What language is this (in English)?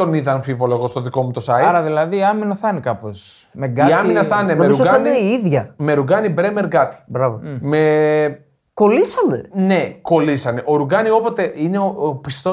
Greek